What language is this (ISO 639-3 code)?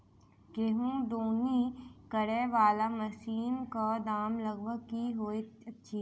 mai